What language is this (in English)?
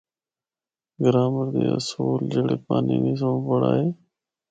Northern Hindko